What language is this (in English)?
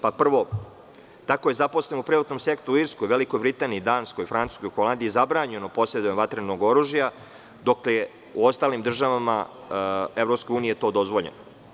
Serbian